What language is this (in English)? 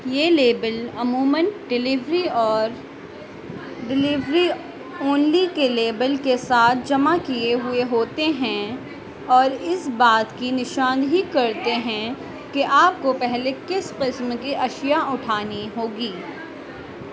Urdu